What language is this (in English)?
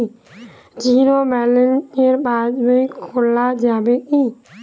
Bangla